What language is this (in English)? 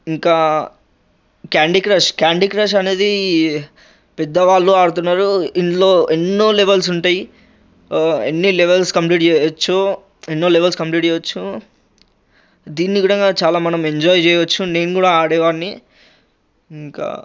Telugu